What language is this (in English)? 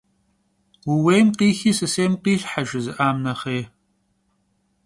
Kabardian